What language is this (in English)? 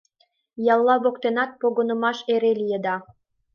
Mari